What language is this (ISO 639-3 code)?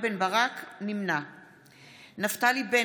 heb